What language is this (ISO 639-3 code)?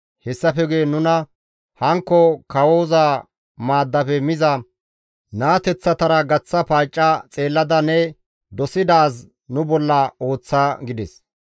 gmv